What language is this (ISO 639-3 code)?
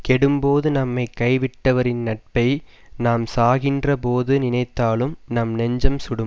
tam